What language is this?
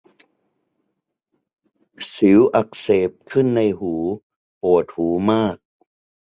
Thai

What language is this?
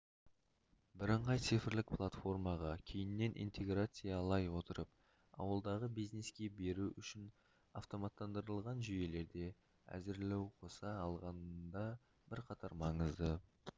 Kazakh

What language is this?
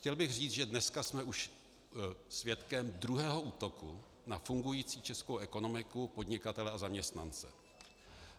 Czech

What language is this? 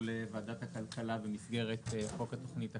Hebrew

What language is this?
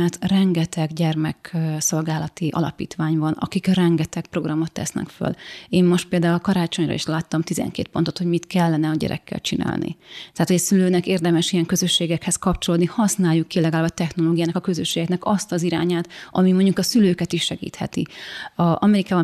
Hungarian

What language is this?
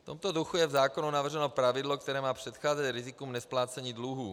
Czech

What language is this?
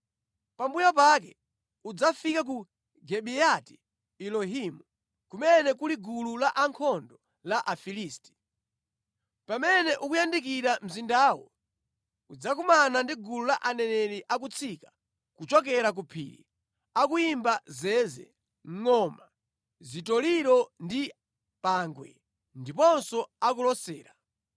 Nyanja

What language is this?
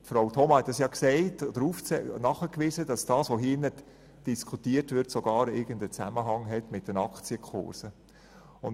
Swiss German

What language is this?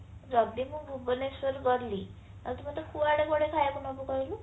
Odia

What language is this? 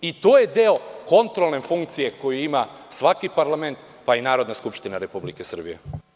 Serbian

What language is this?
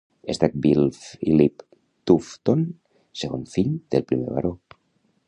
Catalan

